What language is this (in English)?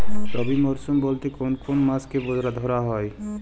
Bangla